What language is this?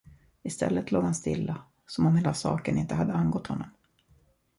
Swedish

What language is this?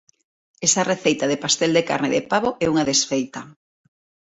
Galician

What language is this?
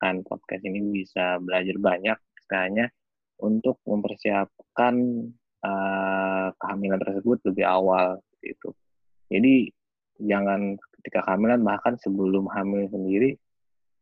Indonesian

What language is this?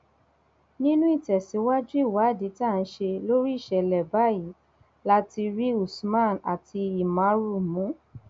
Yoruba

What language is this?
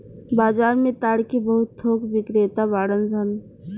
Bhojpuri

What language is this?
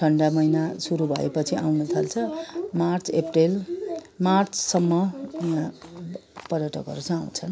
Nepali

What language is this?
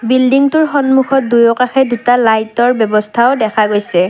Assamese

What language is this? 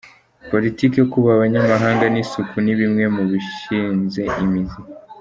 Kinyarwanda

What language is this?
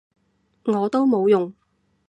Cantonese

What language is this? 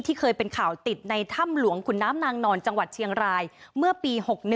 Thai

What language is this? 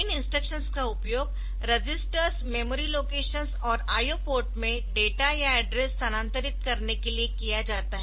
Hindi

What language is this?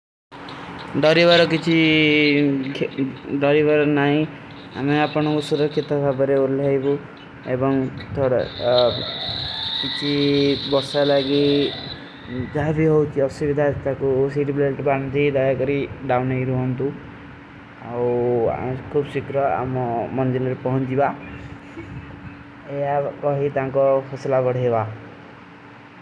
Kui (India)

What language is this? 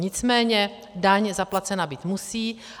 Czech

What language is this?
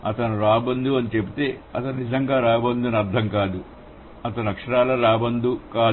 Telugu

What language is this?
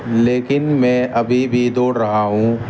Urdu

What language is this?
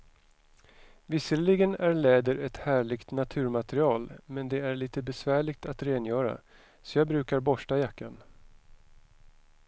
Swedish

